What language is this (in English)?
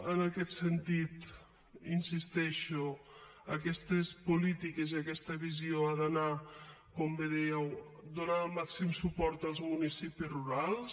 Catalan